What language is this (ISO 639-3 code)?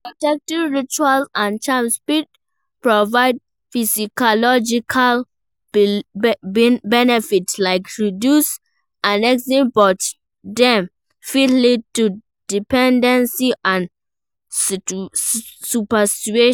pcm